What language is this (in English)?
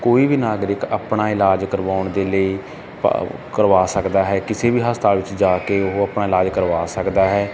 Punjabi